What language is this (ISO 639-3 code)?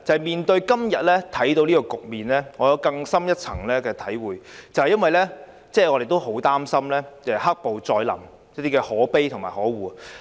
yue